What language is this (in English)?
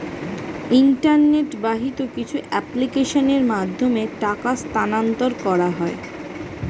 Bangla